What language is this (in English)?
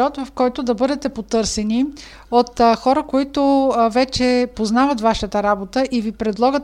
Bulgarian